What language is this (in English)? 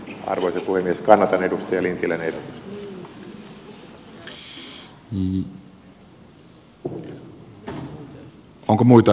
Finnish